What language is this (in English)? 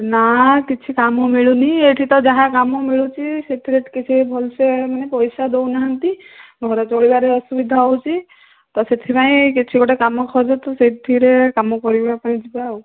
Odia